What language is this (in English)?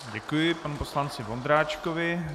Czech